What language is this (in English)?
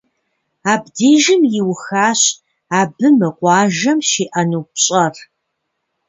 Kabardian